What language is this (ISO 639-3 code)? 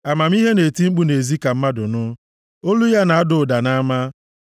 ibo